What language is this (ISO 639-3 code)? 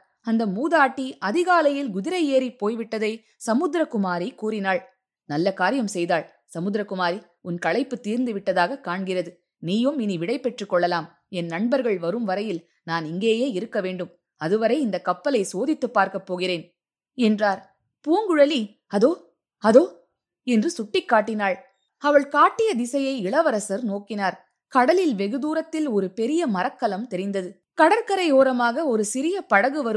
tam